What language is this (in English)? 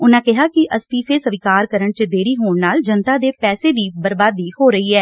Punjabi